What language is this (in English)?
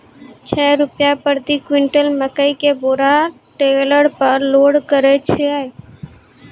Maithili